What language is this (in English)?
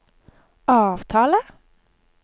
Norwegian